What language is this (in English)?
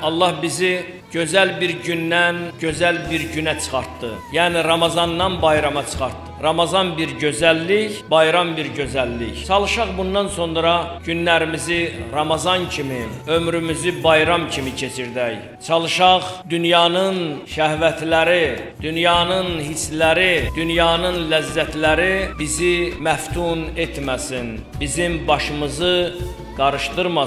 Turkish